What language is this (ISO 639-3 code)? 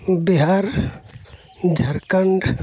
sat